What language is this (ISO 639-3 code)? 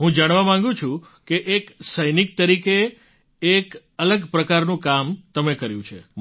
guj